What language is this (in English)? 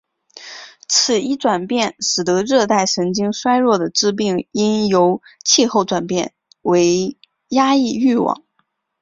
Chinese